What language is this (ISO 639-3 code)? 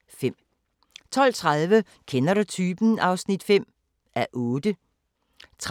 dan